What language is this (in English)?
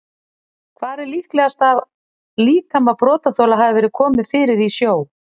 Icelandic